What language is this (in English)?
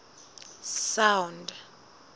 Southern Sotho